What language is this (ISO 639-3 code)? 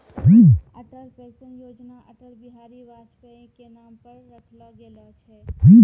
mai